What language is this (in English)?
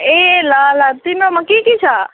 Nepali